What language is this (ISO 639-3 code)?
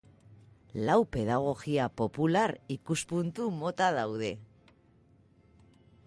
eus